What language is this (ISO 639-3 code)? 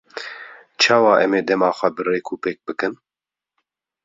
kur